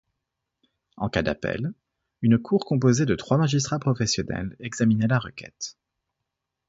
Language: French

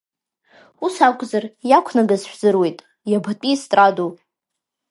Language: Abkhazian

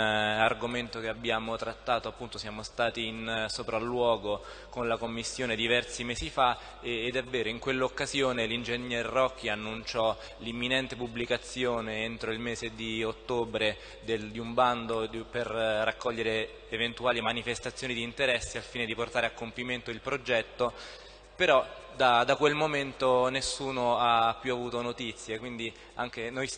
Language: Italian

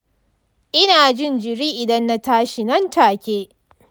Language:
Hausa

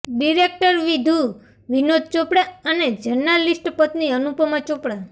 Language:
Gujarati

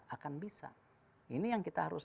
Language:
Indonesian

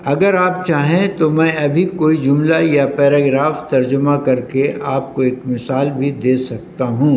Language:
Urdu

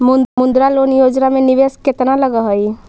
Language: Magahi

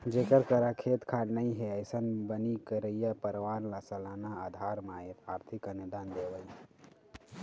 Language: Chhattisgarhi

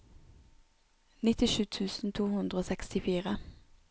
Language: Norwegian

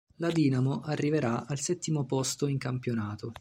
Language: Italian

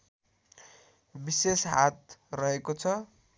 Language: Nepali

